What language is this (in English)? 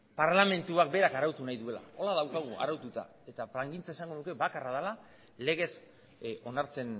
Basque